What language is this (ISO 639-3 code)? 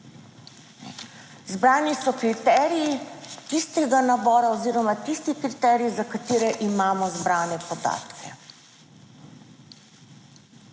slv